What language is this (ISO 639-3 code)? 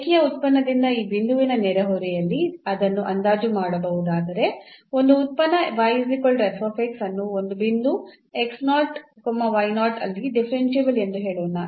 kan